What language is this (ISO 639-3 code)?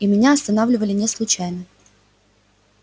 rus